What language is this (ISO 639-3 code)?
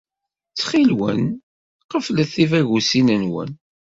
kab